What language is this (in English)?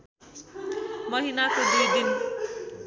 Nepali